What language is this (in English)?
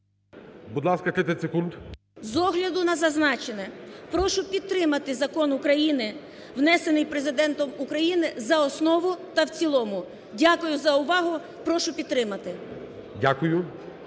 Ukrainian